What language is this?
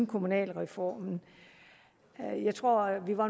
Danish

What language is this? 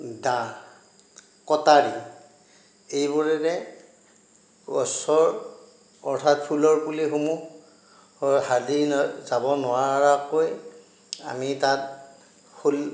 Assamese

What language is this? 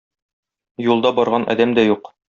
Tatar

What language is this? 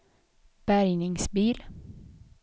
Swedish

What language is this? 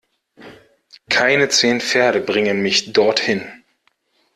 German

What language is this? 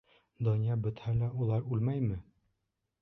Bashkir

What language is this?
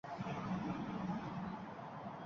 Uzbek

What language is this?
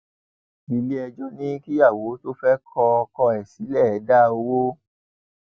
Yoruba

